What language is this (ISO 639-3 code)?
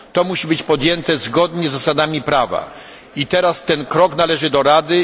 pol